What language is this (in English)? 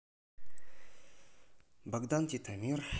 Russian